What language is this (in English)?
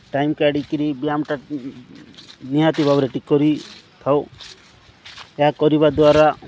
Odia